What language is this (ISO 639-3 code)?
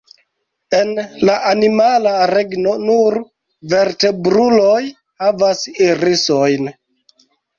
epo